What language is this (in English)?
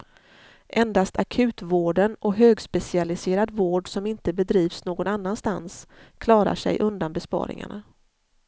Swedish